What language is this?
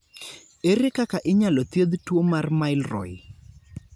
Luo (Kenya and Tanzania)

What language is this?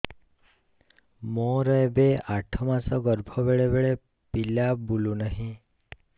Odia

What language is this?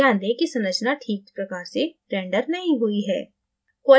Hindi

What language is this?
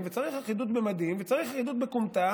Hebrew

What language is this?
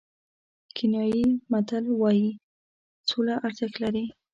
Pashto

